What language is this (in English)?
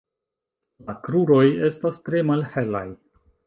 Esperanto